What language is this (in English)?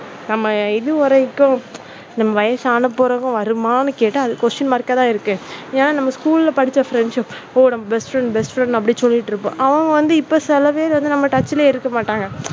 Tamil